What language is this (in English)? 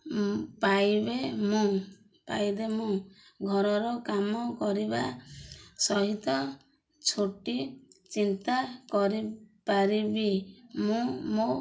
Odia